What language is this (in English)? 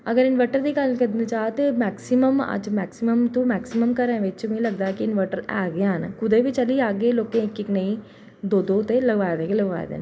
Dogri